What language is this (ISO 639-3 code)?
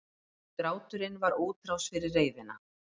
isl